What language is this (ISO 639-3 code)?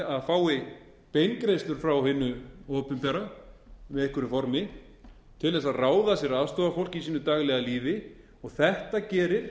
isl